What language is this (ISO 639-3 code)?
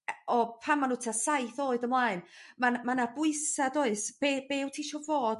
cym